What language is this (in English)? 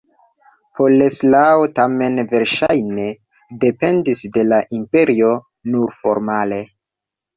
Esperanto